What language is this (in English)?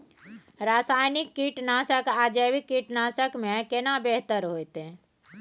Maithili